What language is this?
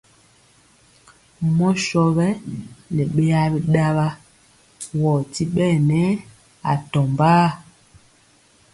Mpiemo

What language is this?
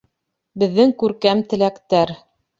Bashkir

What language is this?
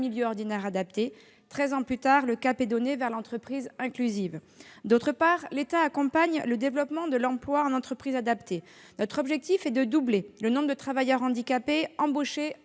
French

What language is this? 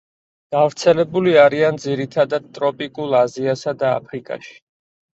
Georgian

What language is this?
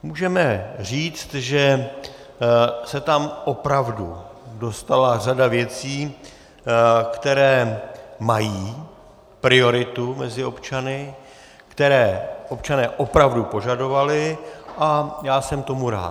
Czech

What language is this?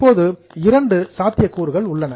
Tamil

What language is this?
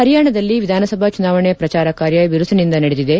Kannada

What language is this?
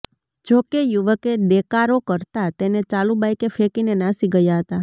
Gujarati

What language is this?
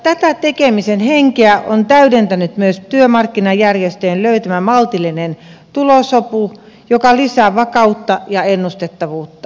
Finnish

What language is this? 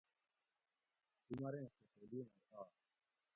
Gawri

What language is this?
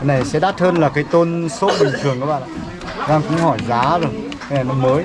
Vietnamese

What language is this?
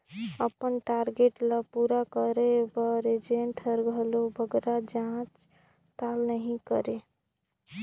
Chhattisgarhi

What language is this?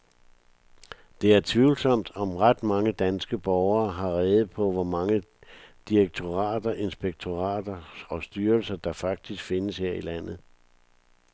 Danish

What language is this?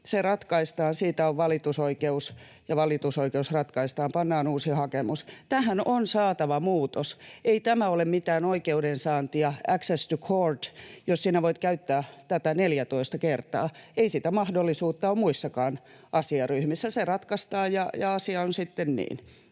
Finnish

